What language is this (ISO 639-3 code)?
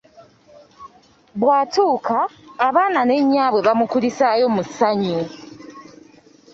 lug